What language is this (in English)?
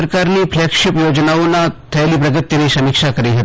Gujarati